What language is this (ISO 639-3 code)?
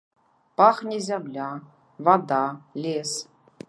bel